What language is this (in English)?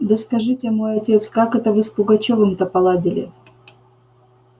Russian